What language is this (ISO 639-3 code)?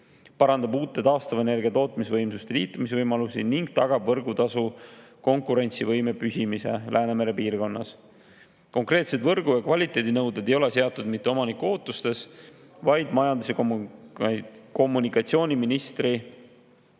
est